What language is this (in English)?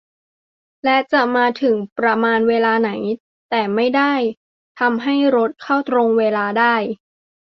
Thai